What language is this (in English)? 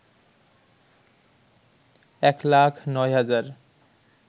Bangla